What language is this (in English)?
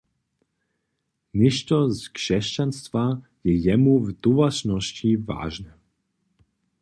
Upper Sorbian